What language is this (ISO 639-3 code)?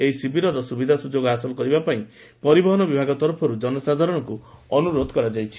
ori